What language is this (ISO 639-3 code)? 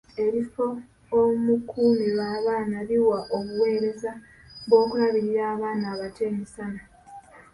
lug